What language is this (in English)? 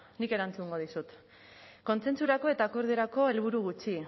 Basque